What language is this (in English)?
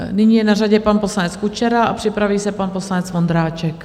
Czech